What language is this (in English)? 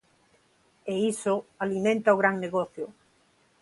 Galician